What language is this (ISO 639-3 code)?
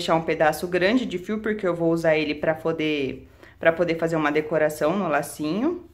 por